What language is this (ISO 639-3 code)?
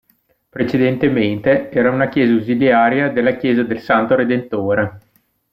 ita